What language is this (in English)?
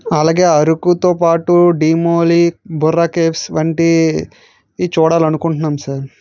Telugu